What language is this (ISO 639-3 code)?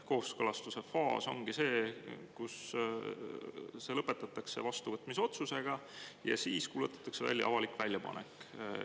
est